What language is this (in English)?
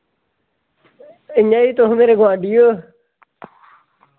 Dogri